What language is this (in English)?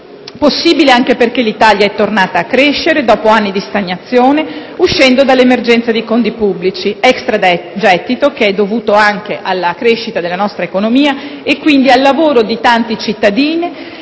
Italian